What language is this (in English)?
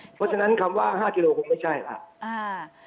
Thai